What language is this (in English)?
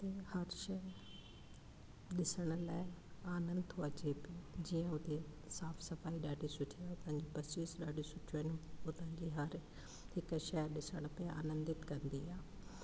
Sindhi